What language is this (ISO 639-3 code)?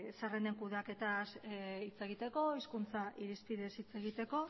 eus